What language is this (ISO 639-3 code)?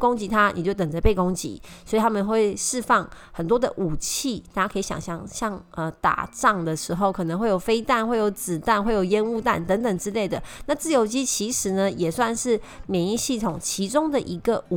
zho